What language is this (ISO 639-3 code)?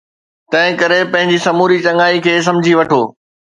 snd